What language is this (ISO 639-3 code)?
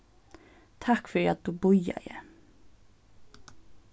fao